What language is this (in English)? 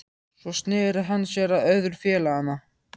Icelandic